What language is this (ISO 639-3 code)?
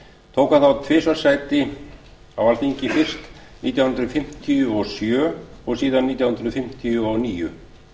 isl